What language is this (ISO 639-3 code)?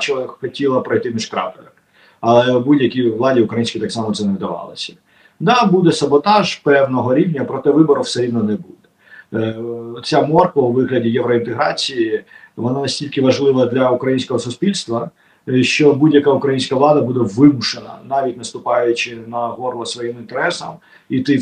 ukr